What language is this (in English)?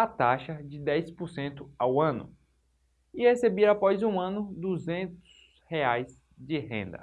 Portuguese